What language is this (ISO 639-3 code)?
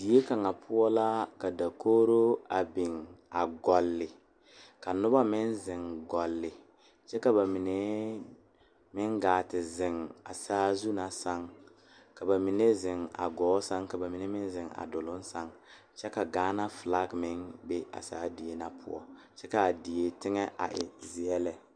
dga